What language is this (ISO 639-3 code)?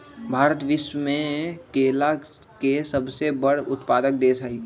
mag